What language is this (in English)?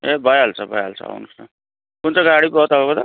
Nepali